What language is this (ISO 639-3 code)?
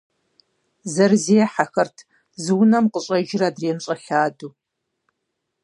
kbd